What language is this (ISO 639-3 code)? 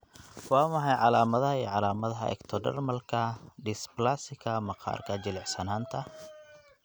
som